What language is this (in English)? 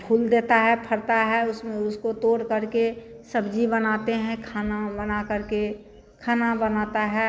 Hindi